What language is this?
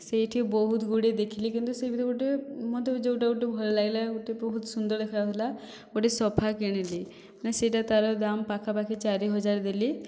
Odia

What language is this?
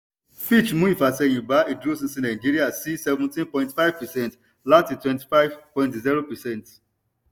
Yoruba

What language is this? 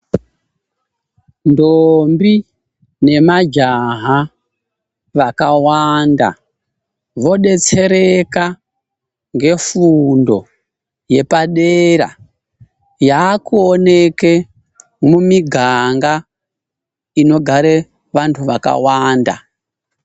Ndau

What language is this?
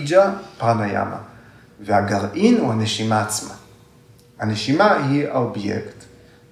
Hebrew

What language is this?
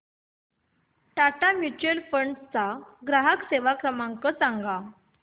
Marathi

